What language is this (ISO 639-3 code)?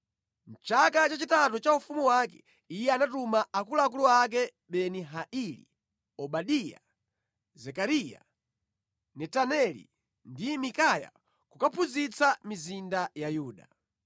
nya